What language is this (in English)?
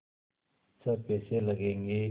Hindi